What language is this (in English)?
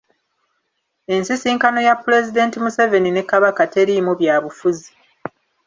Ganda